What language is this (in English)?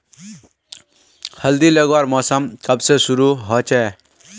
Magahi